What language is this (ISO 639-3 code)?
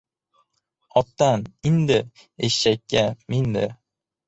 uzb